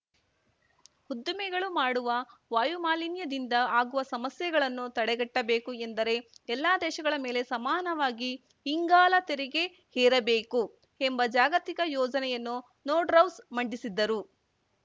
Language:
Kannada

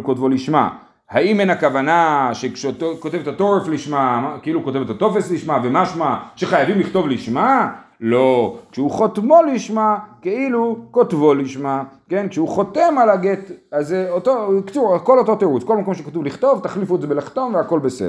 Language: Hebrew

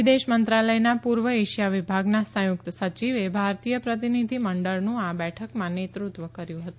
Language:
Gujarati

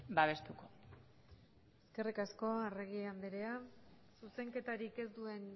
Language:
Basque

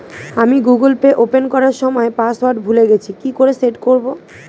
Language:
Bangla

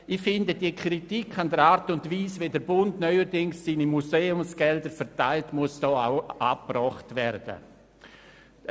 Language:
Swiss German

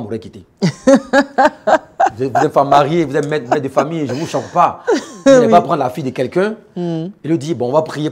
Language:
French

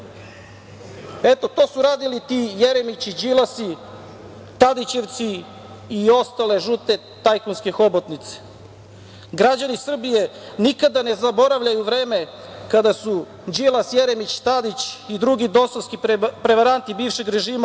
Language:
Serbian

